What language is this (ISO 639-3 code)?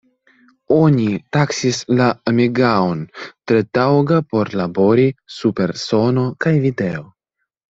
epo